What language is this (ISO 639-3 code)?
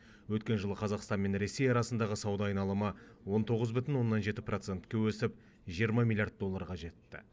kaz